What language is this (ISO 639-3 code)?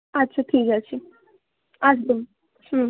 ben